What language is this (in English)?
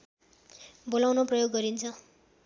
Nepali